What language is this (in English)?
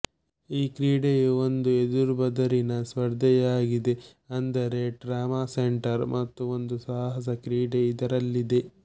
Kannada